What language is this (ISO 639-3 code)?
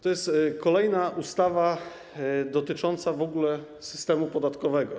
pol